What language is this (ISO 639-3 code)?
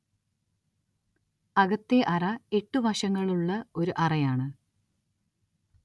mal